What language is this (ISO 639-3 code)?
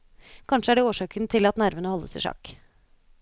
nor